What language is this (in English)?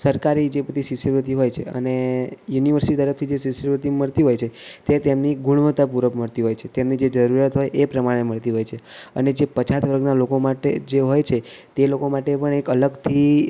Gujarati